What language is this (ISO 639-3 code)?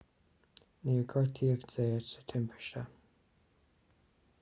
gle